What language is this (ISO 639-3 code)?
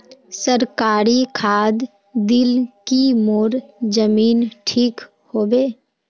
mag